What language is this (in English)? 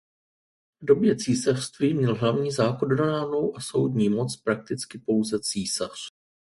Czech